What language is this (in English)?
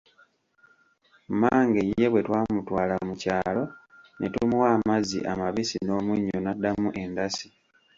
Ganda